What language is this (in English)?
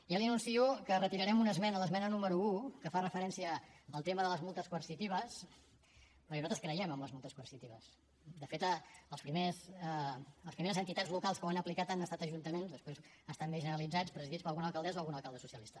Catalan